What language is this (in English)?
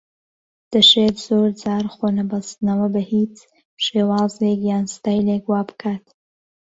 Central Kurdish